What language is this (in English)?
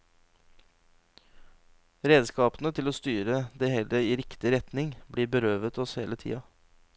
Norwegian